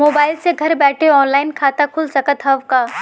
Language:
Bhojpuri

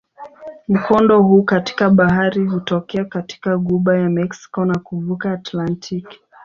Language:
Swahili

